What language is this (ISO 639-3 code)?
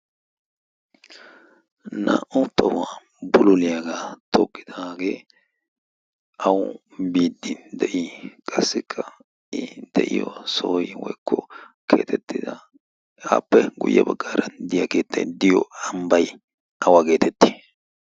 wal